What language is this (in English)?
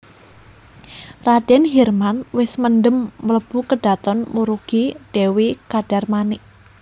Javanese